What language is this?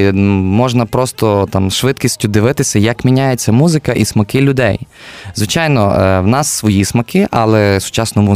Ukrainian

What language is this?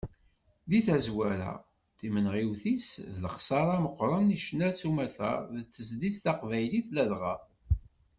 Kabyle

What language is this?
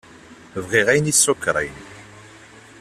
Kabyle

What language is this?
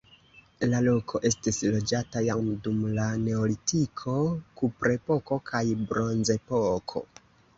Esperanto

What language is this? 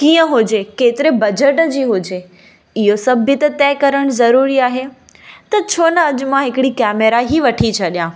Sindhi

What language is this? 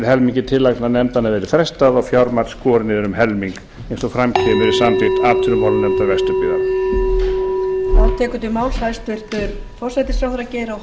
Icelandic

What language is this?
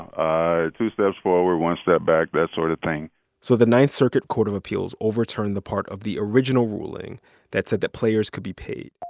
English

